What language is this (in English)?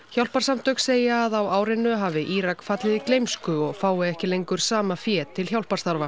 Icelandic